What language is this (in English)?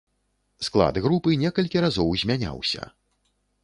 Belarusian